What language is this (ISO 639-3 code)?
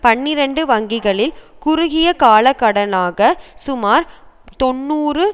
tam